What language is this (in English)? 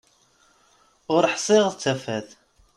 Kabyle